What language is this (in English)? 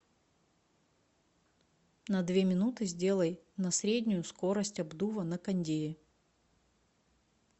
Russian